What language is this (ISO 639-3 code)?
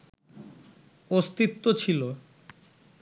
ben